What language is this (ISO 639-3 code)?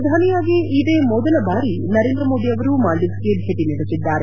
kan